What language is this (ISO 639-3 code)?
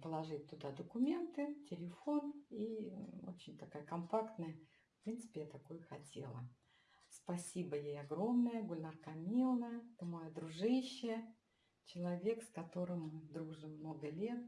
rus